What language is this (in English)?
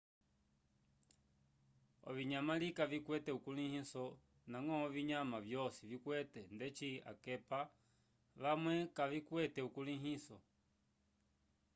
Umbundu